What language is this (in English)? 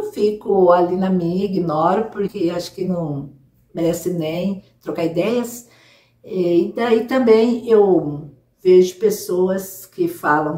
Portuguese